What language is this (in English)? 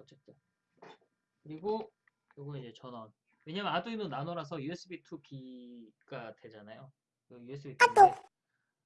Korean